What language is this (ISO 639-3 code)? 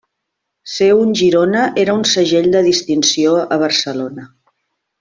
cat